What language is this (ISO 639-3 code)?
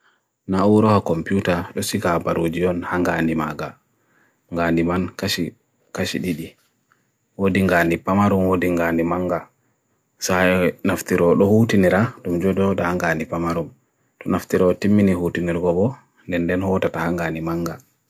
fui